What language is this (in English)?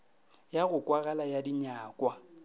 Northern Sotho